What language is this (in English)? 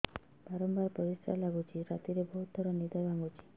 Odia